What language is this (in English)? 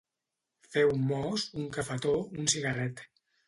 Catalan